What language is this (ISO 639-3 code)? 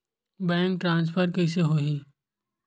hne